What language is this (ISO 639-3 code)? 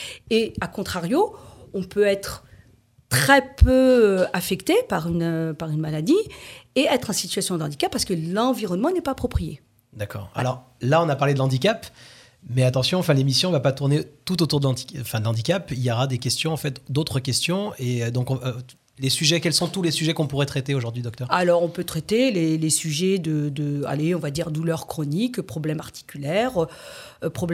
fra